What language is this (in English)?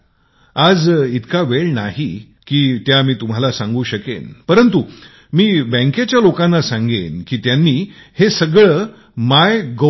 Marathi